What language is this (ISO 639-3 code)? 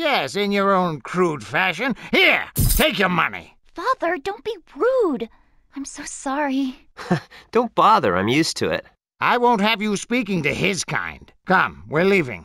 eng